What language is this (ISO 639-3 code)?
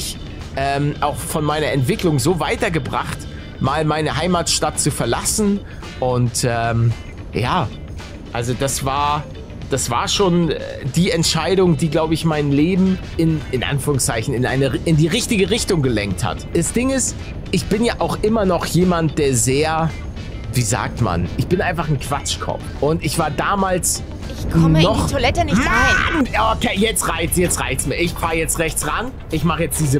deu